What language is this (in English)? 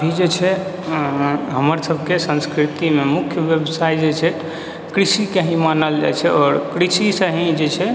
Maithili